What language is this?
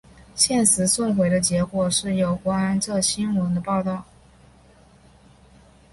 Chinese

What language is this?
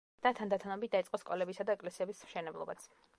Georgian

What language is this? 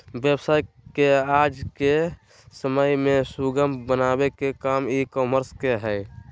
Magahi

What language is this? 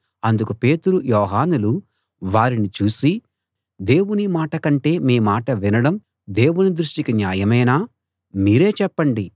Telugu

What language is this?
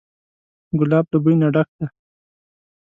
Pashto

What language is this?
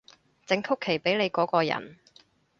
Cantonese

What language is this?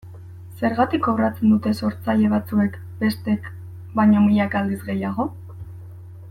Basque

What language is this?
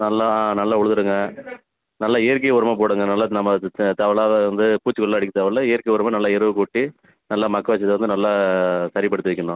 Tamil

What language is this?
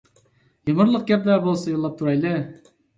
Uyghur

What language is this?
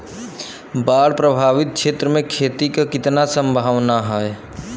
Bhojpuri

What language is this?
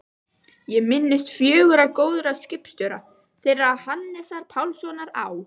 Icelandic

